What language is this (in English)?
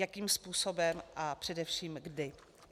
Czech